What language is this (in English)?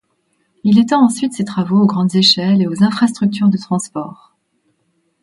French